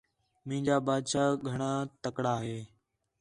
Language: Khetrani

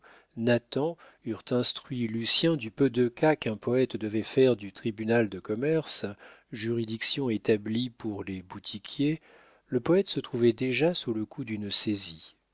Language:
French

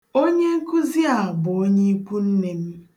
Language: Igbo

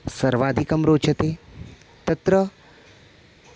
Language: Sanskrit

